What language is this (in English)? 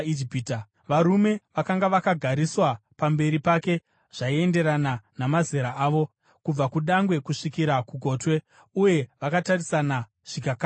Shona